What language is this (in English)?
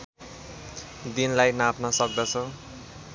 Nepali